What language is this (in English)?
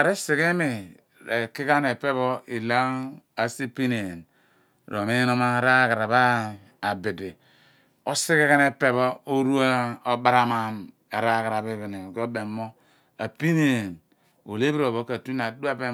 Abua